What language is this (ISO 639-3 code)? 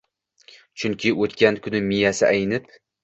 uzb